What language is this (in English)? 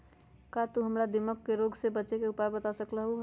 Magahi